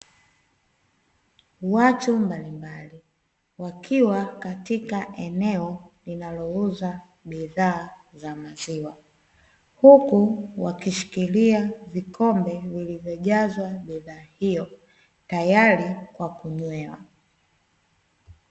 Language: Swahili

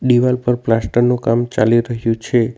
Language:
Gujarati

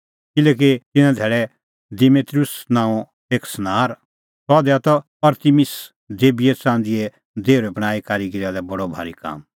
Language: Kullu Pahari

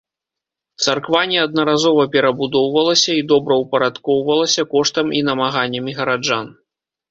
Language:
Belarusian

